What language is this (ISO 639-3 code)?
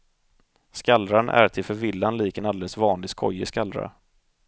swe